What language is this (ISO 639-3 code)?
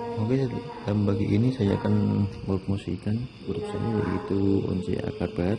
ind